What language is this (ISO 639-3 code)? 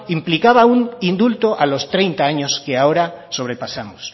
spa